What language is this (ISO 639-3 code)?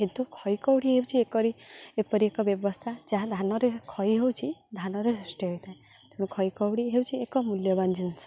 ori